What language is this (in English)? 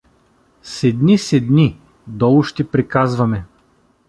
Bulgarian